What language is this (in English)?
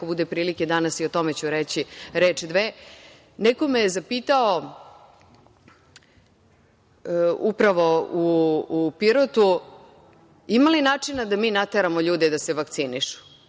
Serbian